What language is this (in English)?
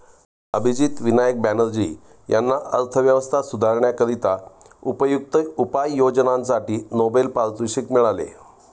Marathi